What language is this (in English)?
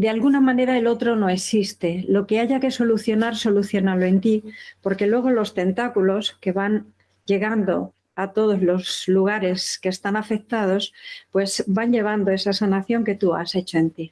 Spanish